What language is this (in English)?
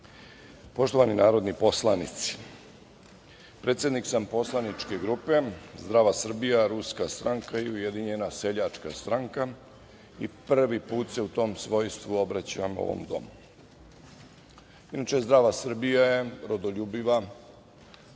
Serbian